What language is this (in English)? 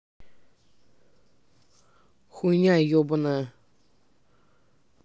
Russian